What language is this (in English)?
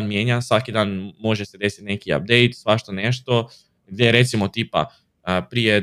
Croatian